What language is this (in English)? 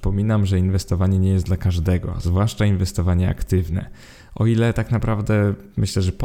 Polish